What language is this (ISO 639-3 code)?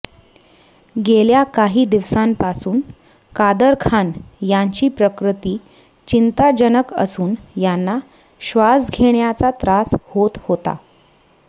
mar